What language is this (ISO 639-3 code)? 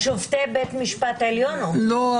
heb